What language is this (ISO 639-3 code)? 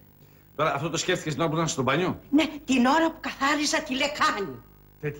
ell